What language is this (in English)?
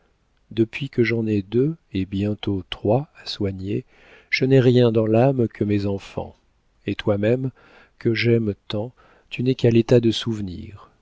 French